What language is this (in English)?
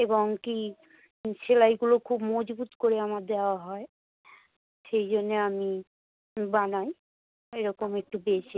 Bangla